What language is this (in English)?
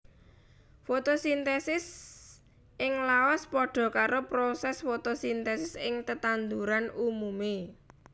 Javanese